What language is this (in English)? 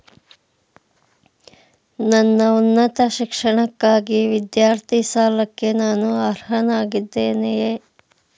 Kannada